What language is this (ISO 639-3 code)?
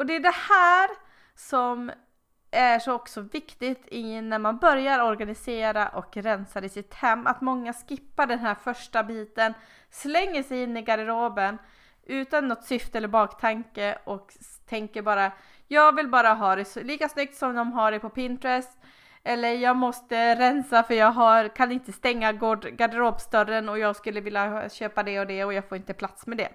swe